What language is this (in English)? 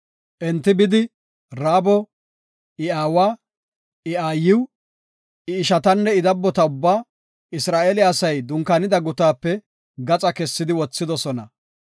Gofa